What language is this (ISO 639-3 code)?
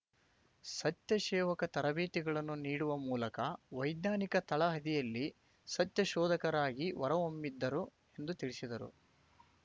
kan